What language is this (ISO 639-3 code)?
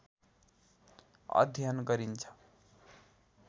nep